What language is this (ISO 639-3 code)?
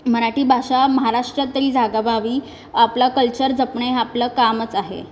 mar